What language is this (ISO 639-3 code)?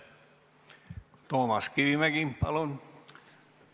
est